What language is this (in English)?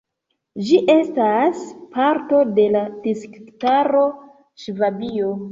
Esperanto